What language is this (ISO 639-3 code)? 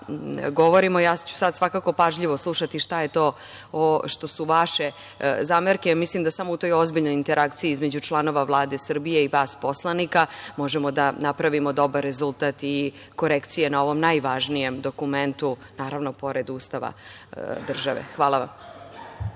srp